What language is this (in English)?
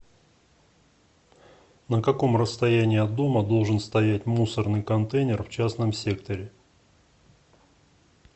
Russian